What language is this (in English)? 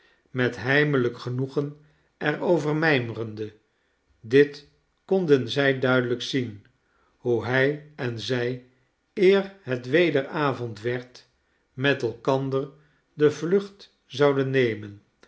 Dutch